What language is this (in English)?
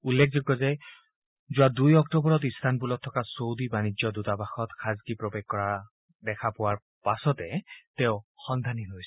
Assamese